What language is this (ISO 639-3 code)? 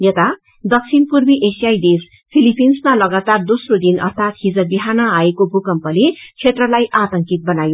nep